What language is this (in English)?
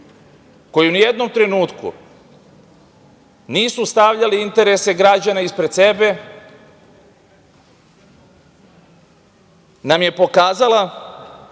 Serbian